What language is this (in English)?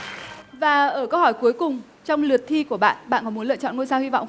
Vietnamese